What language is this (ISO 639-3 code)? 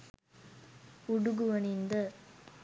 sin